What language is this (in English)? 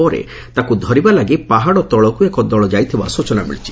Odia